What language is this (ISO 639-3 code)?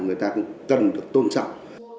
vie